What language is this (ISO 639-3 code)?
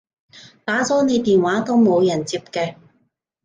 yue